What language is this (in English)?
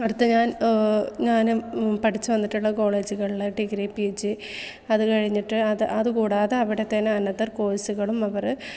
Malayalam